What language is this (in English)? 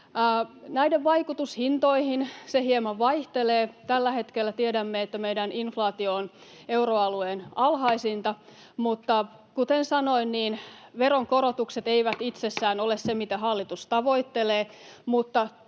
Finnish